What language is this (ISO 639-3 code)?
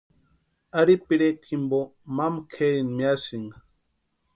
pua